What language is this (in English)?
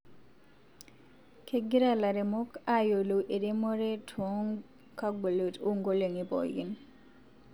Masai